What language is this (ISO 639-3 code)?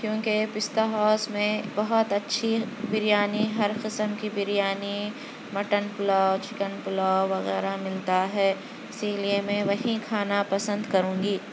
urd